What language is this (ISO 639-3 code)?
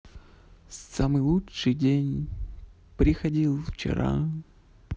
rus